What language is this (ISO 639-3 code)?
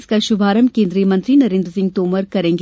hin